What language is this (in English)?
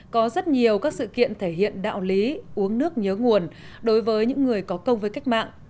Vietnamese